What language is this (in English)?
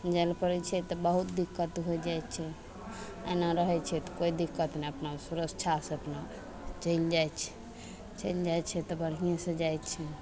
Maithili